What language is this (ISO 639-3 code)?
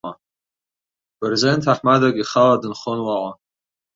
abk